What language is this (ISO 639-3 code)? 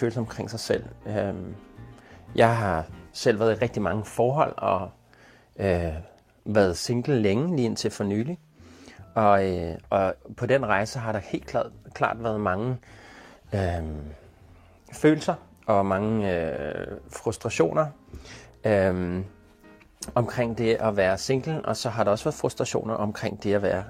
dan